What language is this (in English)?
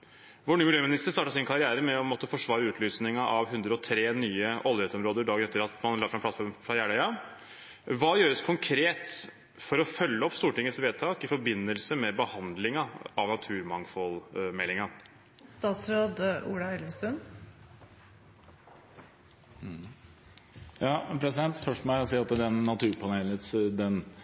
Norwegian Bokmål